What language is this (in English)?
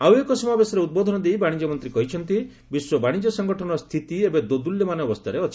Odia